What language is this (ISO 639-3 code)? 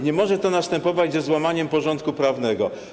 pol